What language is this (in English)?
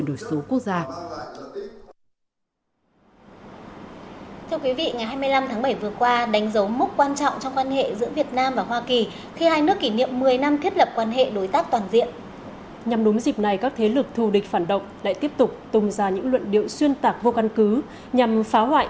Vietnamese